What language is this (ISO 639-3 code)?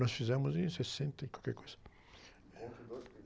por